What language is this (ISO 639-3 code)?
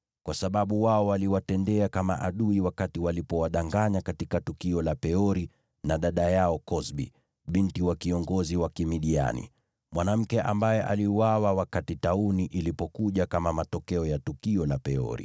swa